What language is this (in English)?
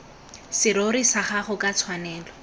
Tswana